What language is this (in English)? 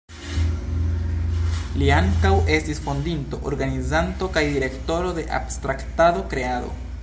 Esperanto